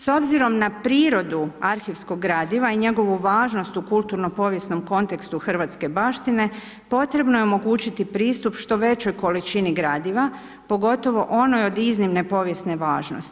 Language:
Croatian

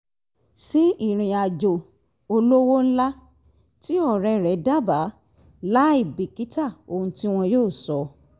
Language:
Yoruba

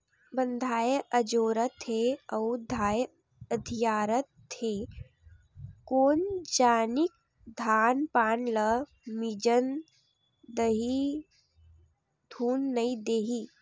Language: Chhattisgarhi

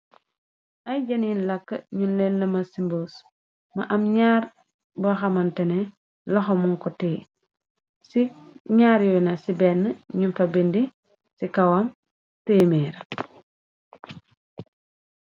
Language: Wolof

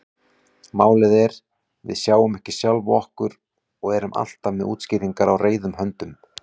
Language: Icelandic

